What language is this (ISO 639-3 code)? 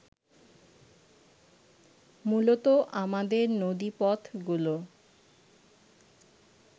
ben